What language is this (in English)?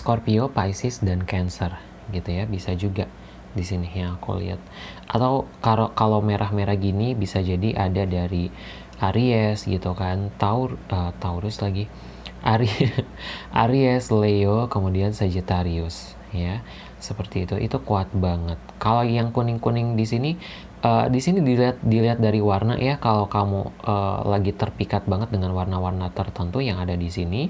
Indonesian